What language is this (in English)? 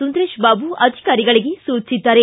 Kannada